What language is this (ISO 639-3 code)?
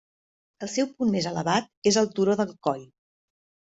cat